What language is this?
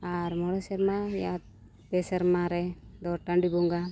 Santali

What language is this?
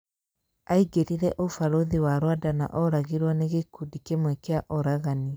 Kikuyu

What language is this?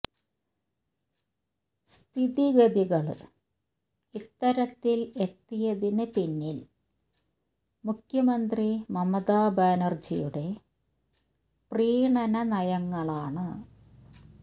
Malayalam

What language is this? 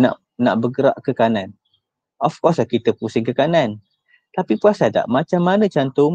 Malay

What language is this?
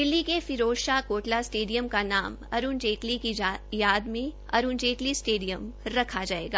Hindi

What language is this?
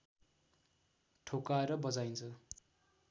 Nepali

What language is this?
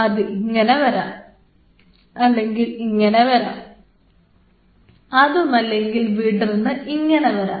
Malayalam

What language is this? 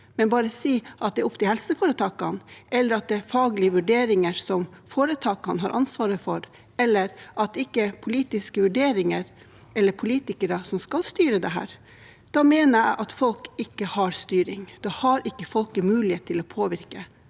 Norwegian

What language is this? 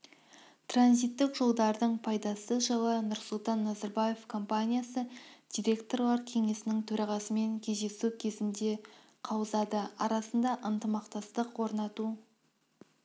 Kazakh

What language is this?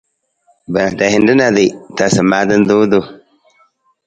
Nawdm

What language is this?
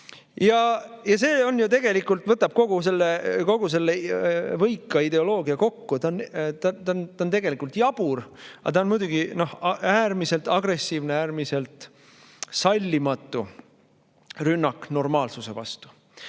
Estonian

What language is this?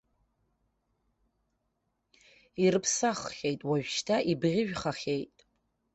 Abkhazian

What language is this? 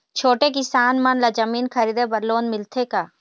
Chhattisgarhi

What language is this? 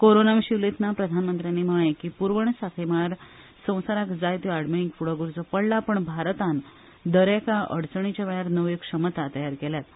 Konkani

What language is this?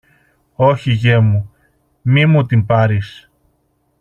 Greek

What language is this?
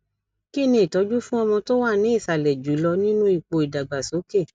Yoruba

